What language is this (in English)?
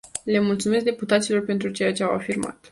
Romanian